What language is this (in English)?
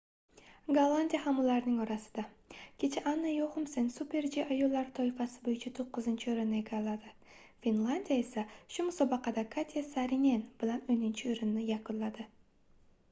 Uzbek